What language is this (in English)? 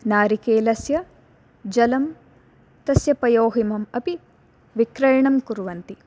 Sanskrit